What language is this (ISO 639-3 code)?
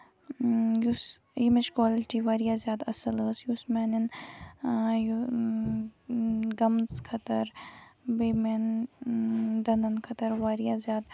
kas